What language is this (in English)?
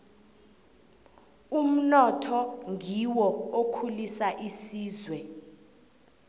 South Ndebele